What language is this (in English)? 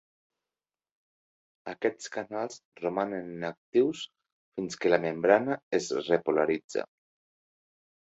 Catalan